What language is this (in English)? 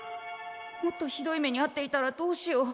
Japanese